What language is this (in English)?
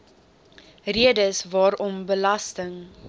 Afrikaans